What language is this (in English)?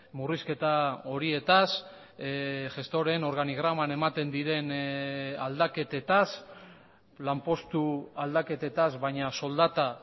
Basque